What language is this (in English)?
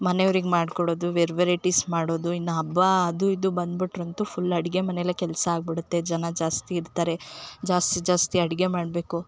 Kannada